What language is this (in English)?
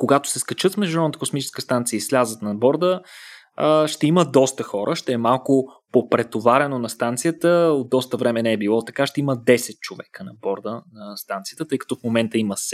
Bulgarian